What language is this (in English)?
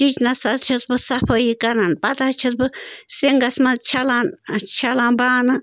Kashmiri